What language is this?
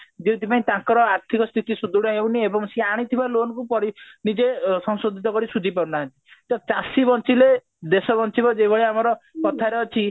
Odia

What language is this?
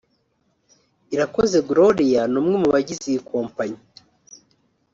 Kinyarwanda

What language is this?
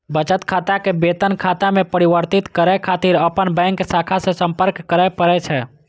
Maithili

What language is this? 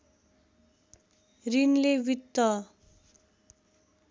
Nepali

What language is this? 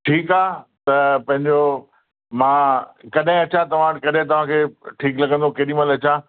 Sindhi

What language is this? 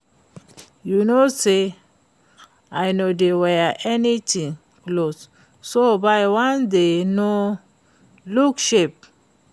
Nigerian Pidgin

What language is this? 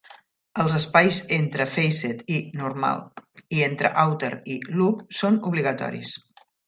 Catalan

